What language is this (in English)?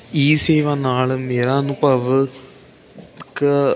Punjabi